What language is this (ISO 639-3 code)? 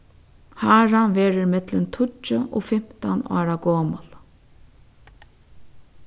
fao